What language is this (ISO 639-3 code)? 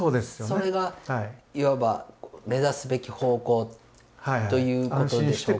jpn